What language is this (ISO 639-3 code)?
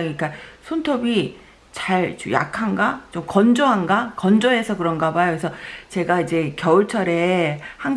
kor